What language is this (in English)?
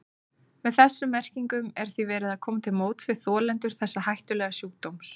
Icelandic